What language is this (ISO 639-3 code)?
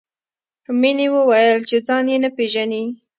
pus